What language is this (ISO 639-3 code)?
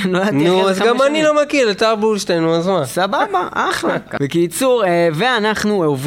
heb